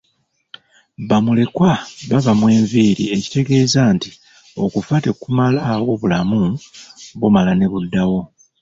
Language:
Ganda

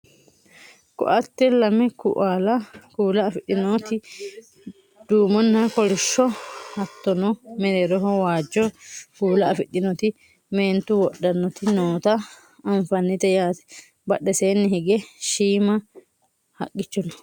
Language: Sidamo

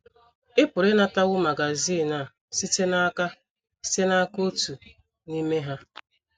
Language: Igbo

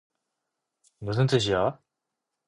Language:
Korean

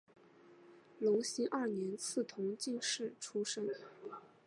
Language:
Chinese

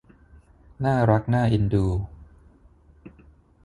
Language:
Thai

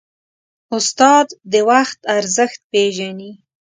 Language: Pashto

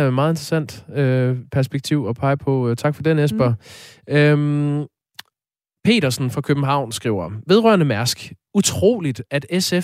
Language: Danish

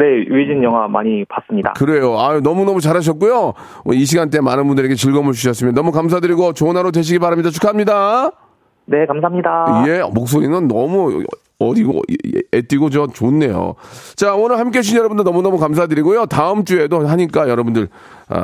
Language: Korean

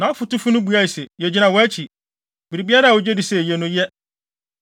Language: Akan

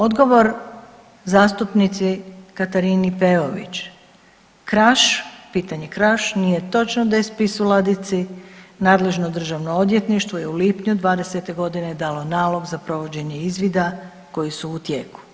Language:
Croatian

